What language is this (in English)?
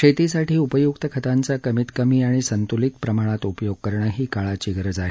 Marathi